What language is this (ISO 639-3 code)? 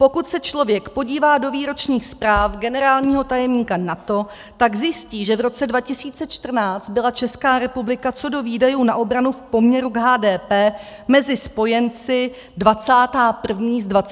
ces